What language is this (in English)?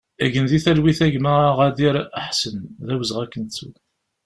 Kabyle